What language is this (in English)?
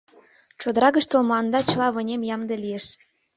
Mari